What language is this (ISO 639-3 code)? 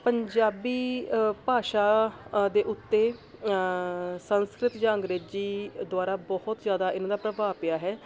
pan